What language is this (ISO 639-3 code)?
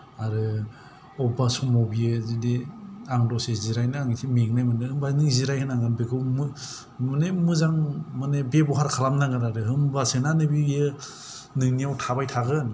brx